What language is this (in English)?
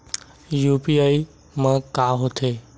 Chhattisgarhi